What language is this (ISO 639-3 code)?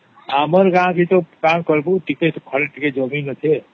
ori